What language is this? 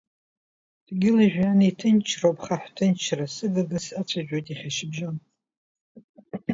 Abkhazian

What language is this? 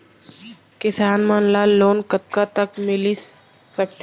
Chhattisgarhi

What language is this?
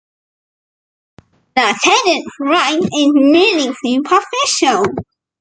English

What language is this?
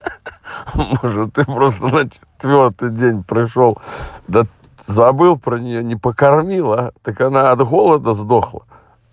Russian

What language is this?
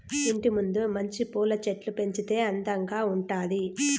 Telugu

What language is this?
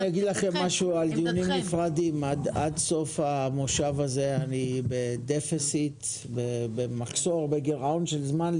Hebrew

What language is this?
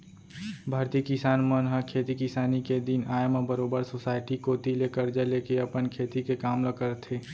Chhattisgarhi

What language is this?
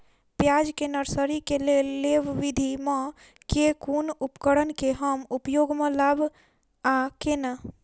Maithili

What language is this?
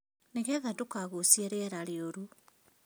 Kikuyu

